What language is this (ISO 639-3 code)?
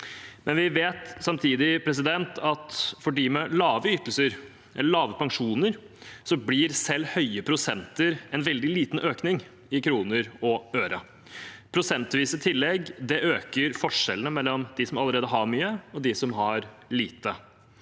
nor